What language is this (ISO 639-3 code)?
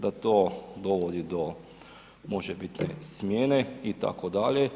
hrv